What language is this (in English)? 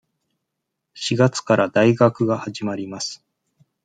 Japanese